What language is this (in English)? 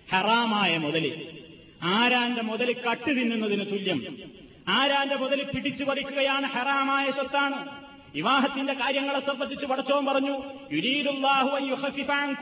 Malayalam